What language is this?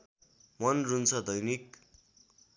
Nepali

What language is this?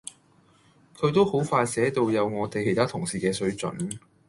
Cantonese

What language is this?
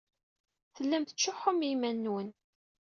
Kabyle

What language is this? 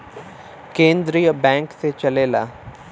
Bhojpuri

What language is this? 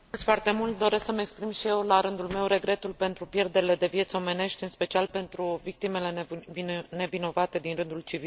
Romanian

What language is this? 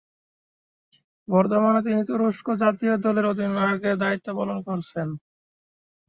Bangla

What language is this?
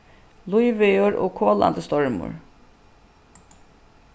Faroese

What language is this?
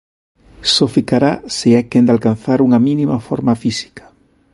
Galician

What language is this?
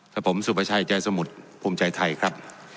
Thai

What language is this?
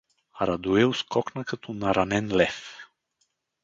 Bulgarian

